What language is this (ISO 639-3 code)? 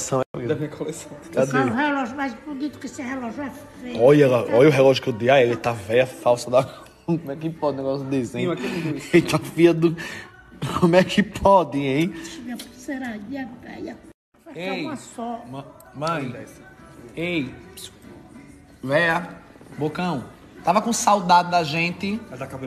por